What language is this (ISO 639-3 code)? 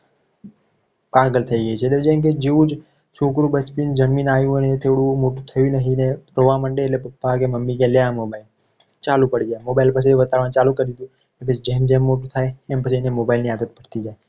guj